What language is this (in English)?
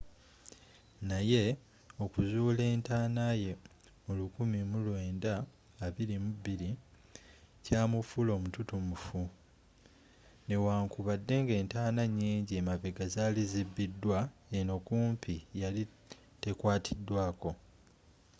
Ganda